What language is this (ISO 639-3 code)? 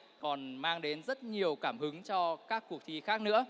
vie